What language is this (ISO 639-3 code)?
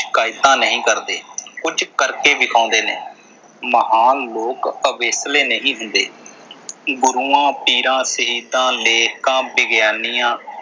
pan